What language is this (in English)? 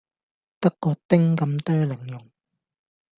Cantonese